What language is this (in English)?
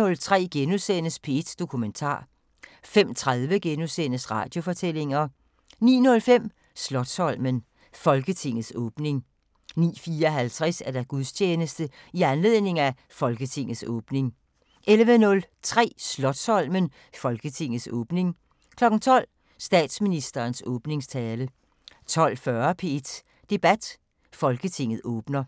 Danish